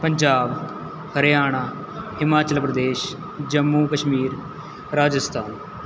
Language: Punjabi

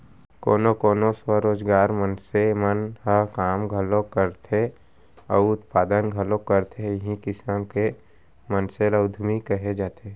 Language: Chhattisgarhi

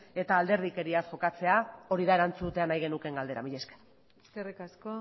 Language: Basque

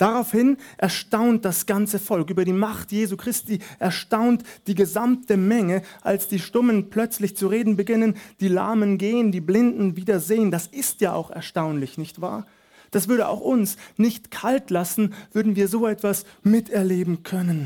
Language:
German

